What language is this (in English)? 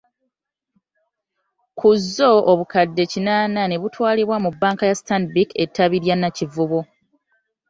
Ganda